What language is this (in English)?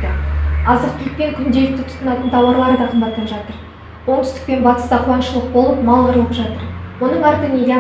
Kazakh